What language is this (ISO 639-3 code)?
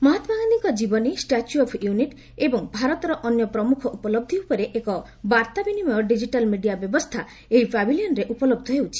ori